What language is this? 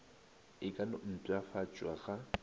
Northern Sotho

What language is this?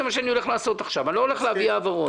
Hebrew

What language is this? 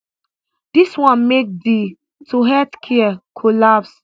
Nigerian Pidgin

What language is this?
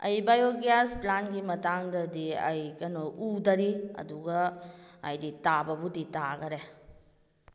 Manipuri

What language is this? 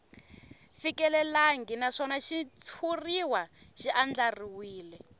Tsonga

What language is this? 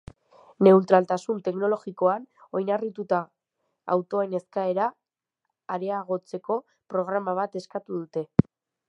Basque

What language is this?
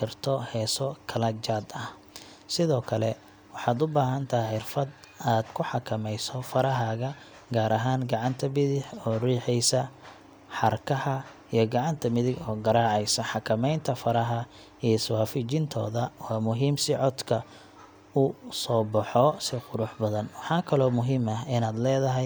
Somali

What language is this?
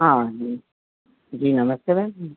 Gujarati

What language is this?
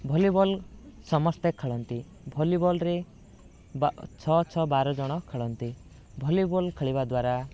Odia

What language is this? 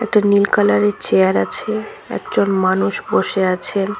Bangla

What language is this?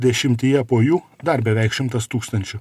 Lithuanian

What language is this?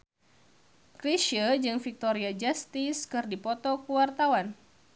Sundanese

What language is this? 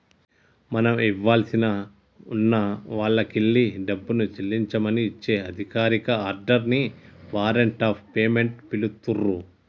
Telugu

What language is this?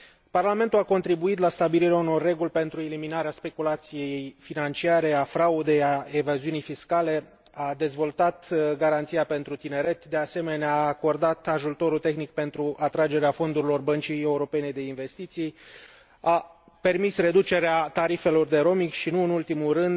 Romanian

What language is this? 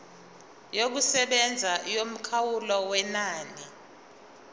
Zulu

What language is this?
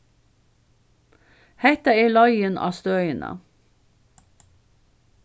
Faroese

